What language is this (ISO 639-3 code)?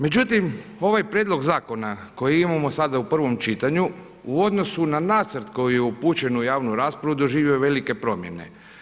hrv